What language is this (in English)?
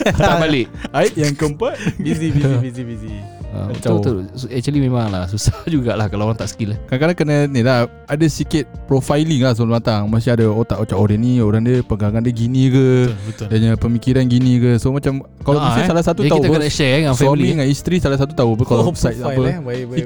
Malay